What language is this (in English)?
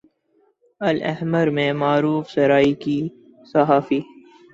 Urdu